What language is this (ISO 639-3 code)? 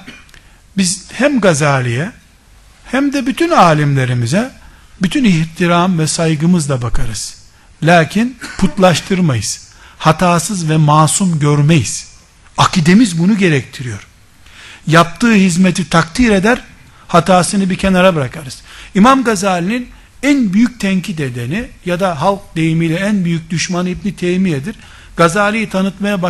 tur